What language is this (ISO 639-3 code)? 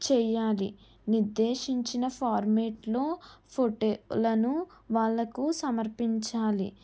tel